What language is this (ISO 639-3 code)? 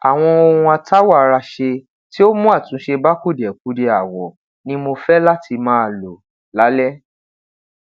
yor